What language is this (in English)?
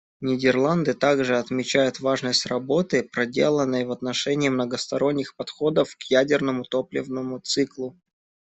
Russian